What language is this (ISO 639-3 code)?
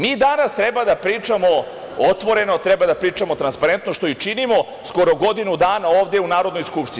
srp